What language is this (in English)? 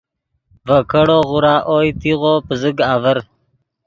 Yidgha